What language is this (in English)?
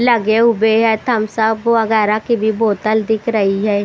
Hindi